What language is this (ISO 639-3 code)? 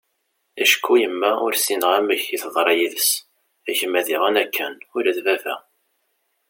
kab